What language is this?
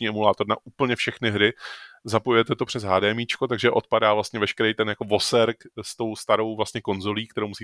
Czech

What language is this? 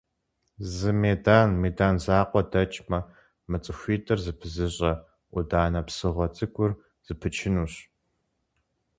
Kabardian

